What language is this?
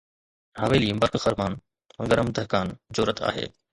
Sindhi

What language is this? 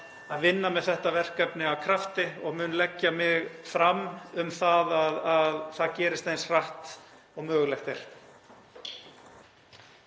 Icelandic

